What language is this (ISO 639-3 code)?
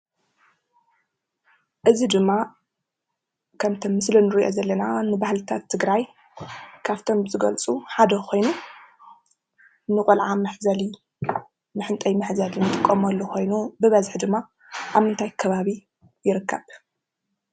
tir